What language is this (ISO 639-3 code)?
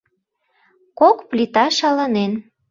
chm